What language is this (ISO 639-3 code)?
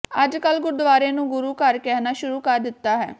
pan